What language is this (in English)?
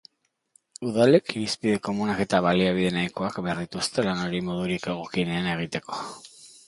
Basque